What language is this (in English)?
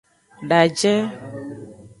Aja (Benin)